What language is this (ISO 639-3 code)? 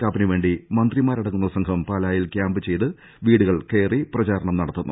mal